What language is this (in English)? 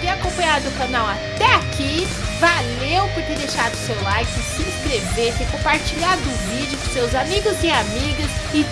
Portuguese